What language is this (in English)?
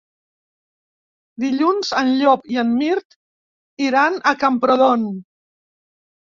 Catalan